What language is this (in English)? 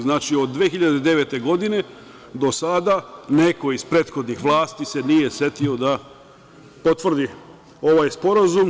Serbian